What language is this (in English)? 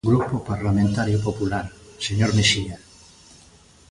Galician